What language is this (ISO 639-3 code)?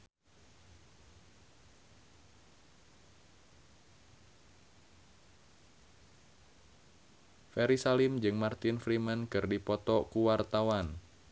sun